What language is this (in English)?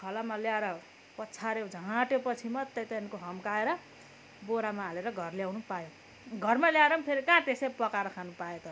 Nepali